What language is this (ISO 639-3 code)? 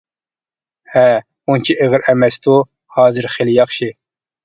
uig